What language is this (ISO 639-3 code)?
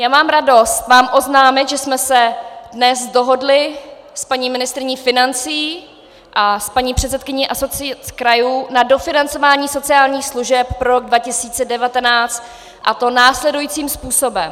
ces